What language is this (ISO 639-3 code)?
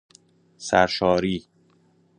fas